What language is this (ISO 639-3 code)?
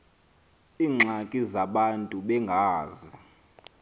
xho